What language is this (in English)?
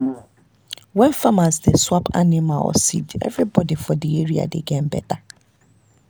Nigerian Pidgin